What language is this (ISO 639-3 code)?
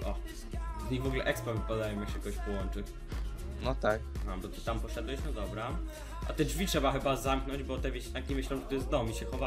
pol